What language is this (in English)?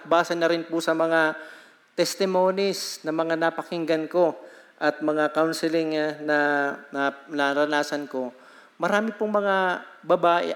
Filipino